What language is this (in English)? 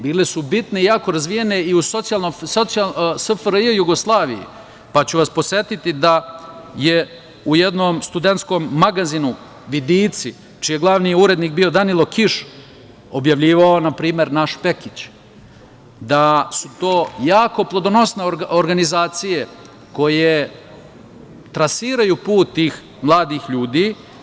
Serbian